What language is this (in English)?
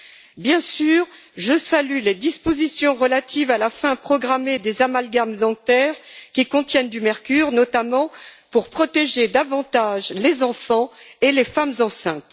French